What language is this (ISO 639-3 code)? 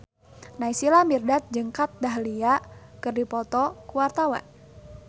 sun